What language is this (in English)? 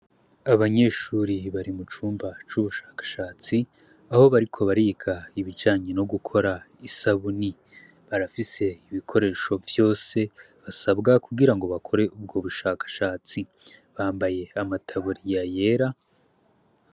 Rundi